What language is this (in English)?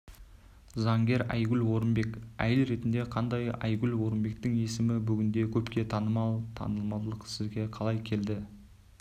Kazakh